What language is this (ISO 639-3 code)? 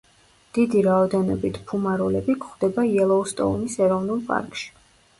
kat